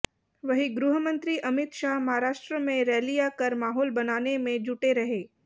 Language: Hindi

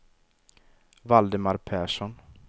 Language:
Swedish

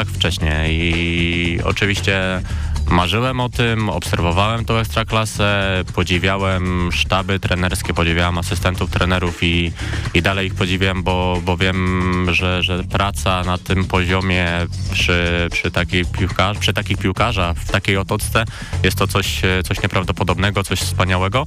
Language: Polish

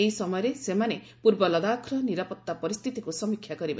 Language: Odia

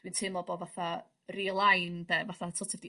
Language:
Welsh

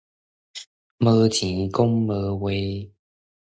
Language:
Min Nan Chinese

